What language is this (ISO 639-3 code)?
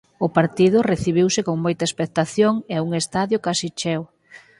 glg